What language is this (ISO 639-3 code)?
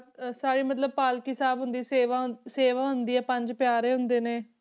pan